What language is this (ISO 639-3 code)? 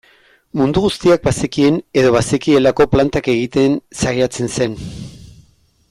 eus